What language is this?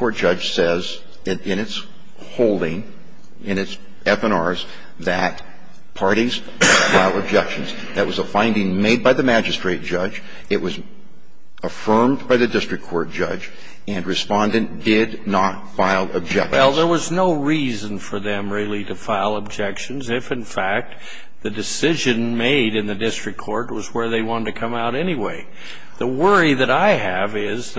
English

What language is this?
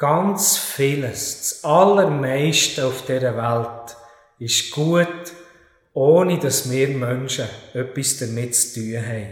German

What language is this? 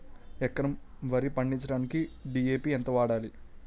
Telugu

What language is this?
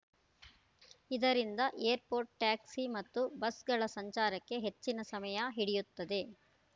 Kannada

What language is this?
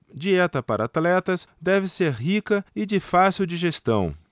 Portuguese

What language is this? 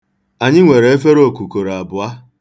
Igbo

